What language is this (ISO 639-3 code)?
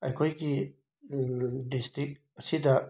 mni